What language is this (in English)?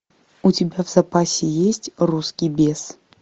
Russian